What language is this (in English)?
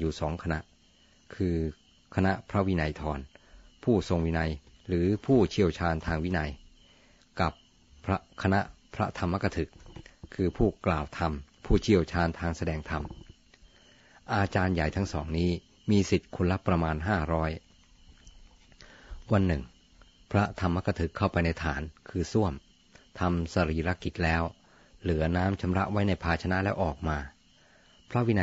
Thai